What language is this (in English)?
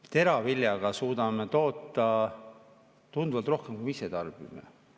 Estonian